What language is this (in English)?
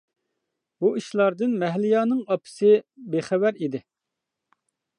Uyghur